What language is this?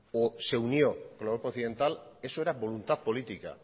Spanish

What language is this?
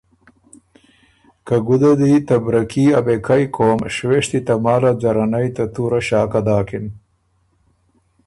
Ormuri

